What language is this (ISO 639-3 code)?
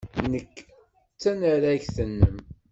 kab